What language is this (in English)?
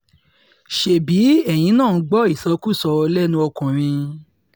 Yoruba